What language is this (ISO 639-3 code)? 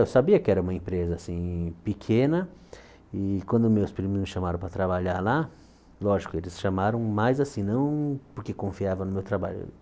por